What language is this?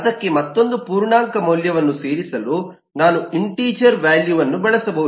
Kannada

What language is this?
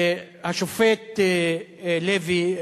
Hebrew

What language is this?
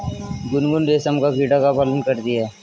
Hindi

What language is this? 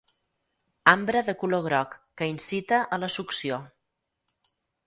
Catalan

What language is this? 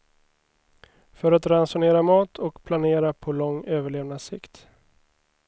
Swedish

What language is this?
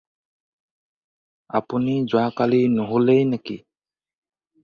Assamese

